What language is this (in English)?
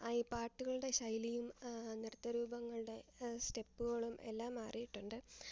Malayalam